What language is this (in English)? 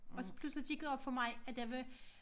Danish